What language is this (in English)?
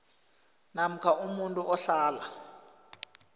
South Ndebele